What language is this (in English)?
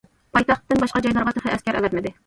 Uyghur